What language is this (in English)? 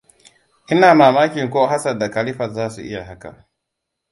Hausa